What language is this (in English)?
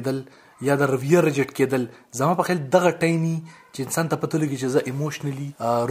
Urdu